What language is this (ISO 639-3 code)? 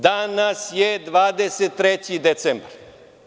srp